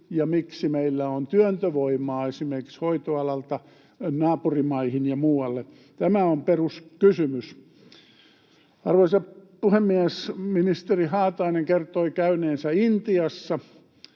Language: Finnish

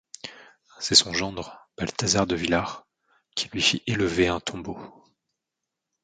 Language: French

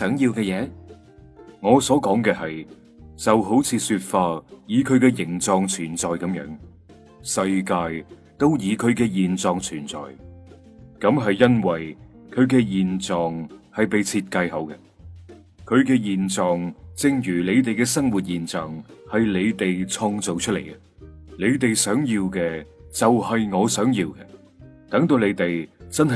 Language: Chinese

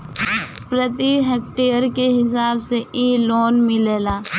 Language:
Bhojpuri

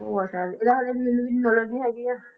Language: Punjabi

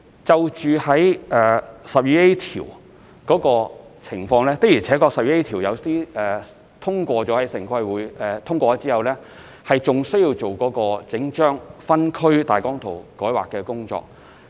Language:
Cantonese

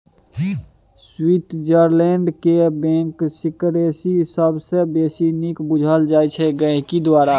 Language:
Maithili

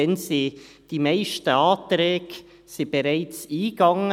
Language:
Swiss German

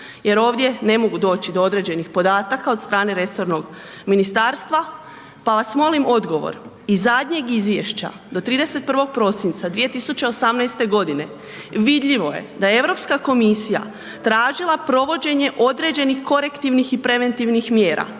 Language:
Croatian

